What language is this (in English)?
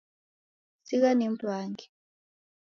Taita